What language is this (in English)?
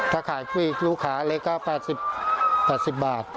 Thai